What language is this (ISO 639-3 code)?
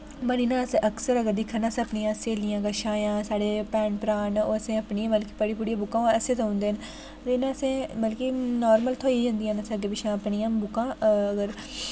doi